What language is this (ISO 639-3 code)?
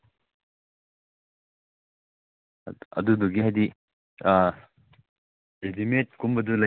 mni